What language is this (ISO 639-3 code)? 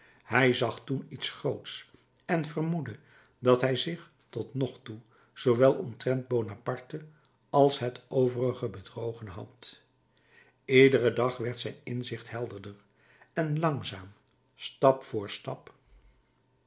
nld